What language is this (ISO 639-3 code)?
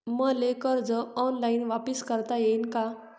mar